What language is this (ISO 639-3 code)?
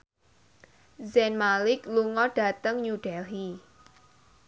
jav